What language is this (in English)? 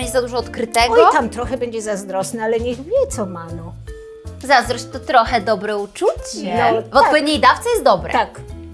Polish